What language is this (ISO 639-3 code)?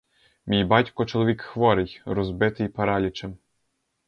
ukr